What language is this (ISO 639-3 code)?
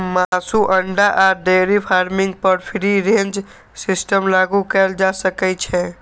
mai